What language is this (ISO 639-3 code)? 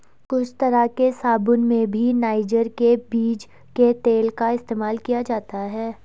hin